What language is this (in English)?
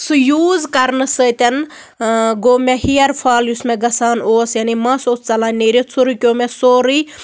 Kashmiri